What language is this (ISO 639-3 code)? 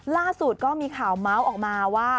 tha